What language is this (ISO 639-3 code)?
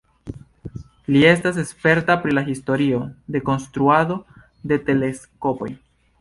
epo